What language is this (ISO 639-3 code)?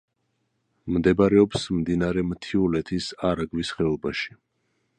kat